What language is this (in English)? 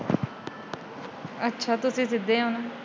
Punjabi